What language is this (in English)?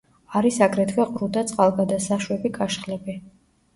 Georgian